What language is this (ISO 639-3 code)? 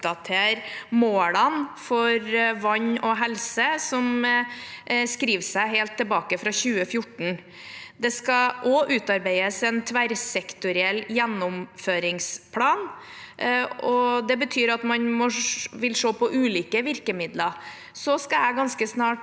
nor